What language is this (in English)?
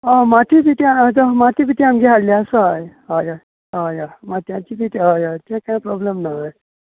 Konkani